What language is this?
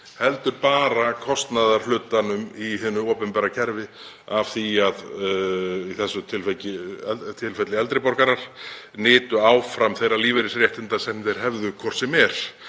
Icelandic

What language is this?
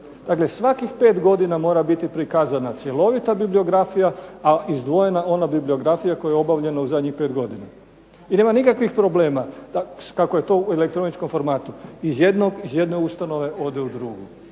Croatian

